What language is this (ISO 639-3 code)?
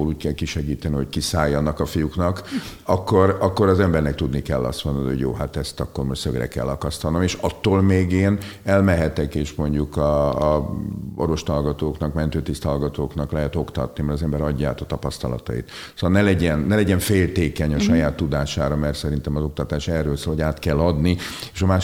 hun